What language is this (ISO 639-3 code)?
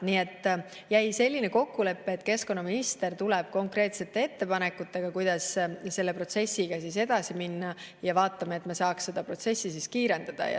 est